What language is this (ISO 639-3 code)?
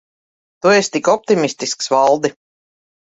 lav